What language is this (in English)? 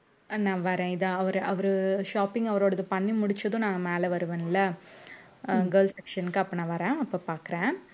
Tamil